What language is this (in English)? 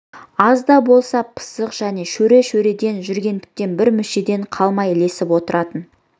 Kazakh